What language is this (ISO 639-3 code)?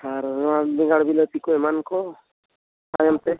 sat